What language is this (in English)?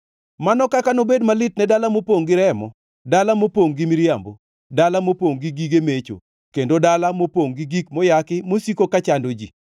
Luo (Kenya and Tanzania)